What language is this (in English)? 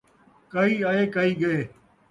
Saraiki